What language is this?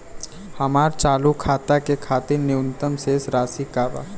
Bhojpuri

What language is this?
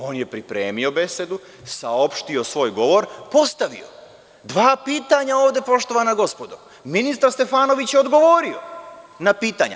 Serbian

